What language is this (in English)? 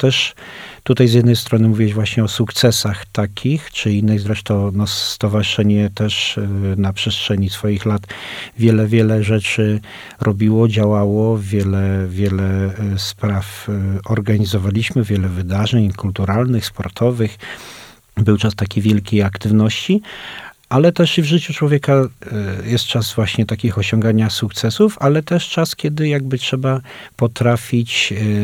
Polish